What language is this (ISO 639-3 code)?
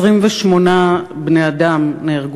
heb